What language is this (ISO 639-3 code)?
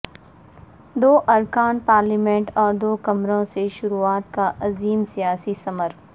urd